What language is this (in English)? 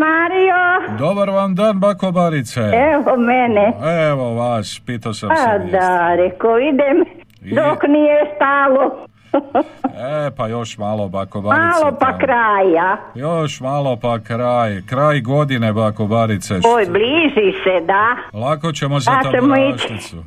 Croatian